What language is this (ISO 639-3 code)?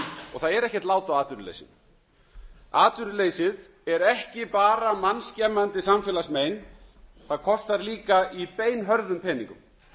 isl